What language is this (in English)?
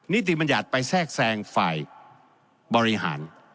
Thai